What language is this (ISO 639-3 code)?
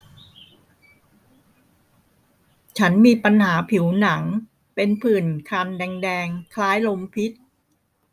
tha